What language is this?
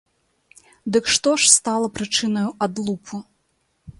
Belarusian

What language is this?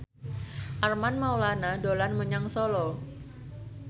Javanese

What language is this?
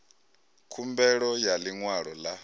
Venda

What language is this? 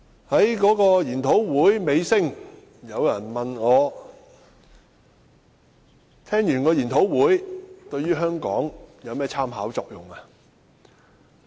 Cantonese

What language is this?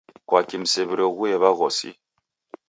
Taita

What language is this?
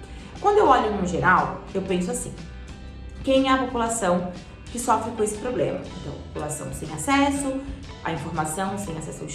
Portuguese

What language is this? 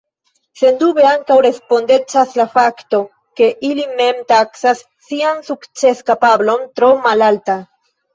Esperanto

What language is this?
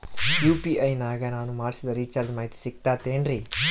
Kannada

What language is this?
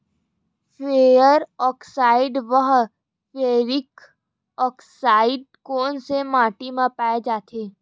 Chhattisgarhi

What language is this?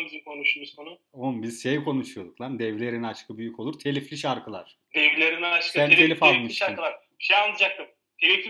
Turkish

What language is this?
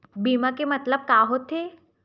Chhattisgarhi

